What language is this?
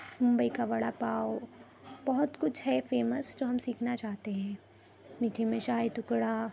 Urdu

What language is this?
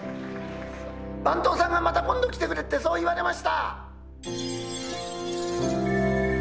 Japanese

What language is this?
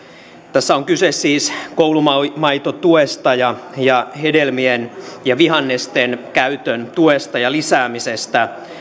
Finnish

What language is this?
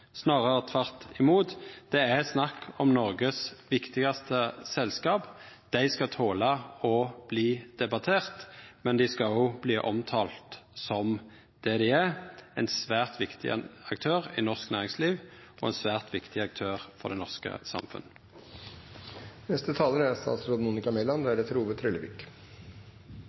Norwegian Nynorsk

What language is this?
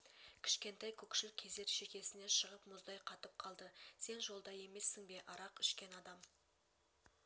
Kazakh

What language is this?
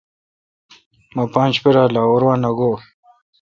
Kalkoti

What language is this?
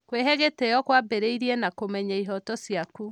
Kikuyu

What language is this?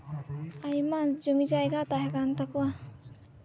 Santali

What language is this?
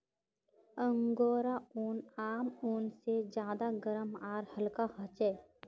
Magahi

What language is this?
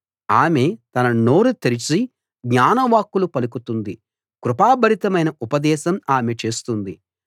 Telugu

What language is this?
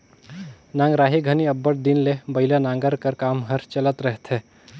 Chhattisgarhi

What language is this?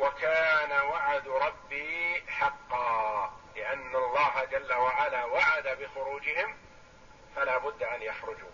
Arabic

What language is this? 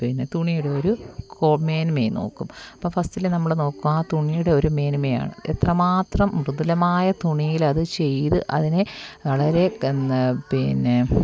Malayalam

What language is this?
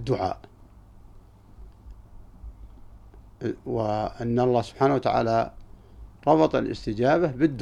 Arabic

